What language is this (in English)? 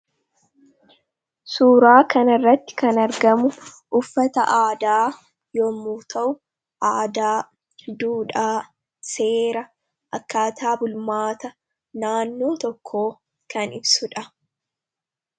Oromo